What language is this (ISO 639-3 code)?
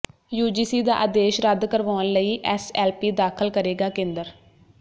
pan